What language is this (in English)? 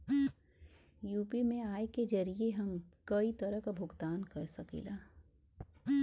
Bhojpuri